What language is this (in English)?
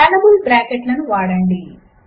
Telugu